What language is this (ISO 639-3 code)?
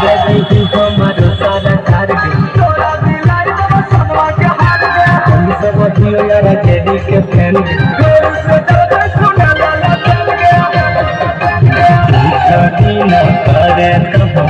ind